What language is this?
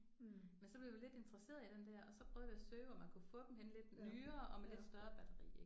Danish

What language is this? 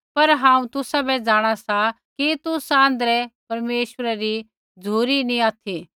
Kullu Pahari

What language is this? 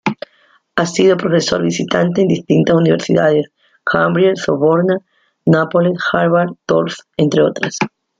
Spanish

